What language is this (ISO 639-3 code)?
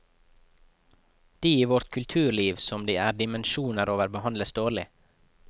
nor